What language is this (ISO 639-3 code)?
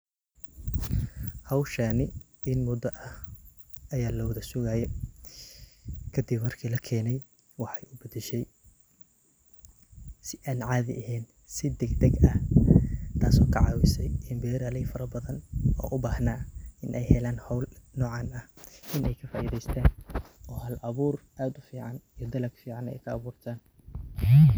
som